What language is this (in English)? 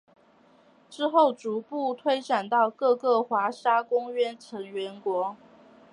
Chinese